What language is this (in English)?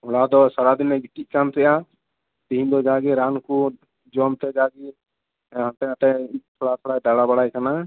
Santali